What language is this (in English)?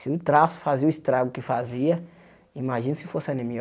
Portuguese